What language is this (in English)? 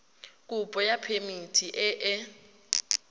Tswana